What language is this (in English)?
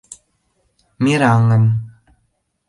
Mari